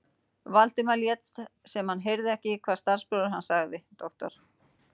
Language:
Icelandic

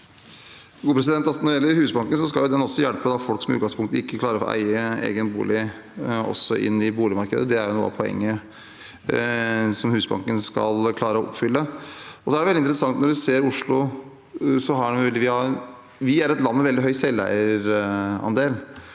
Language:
Norwegian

